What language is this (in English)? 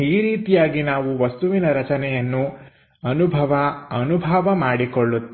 Kannada